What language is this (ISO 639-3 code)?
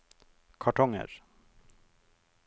nor